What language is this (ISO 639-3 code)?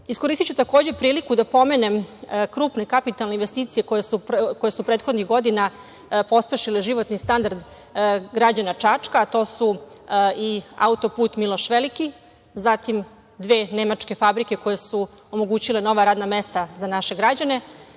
srp